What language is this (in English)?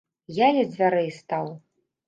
Belarusian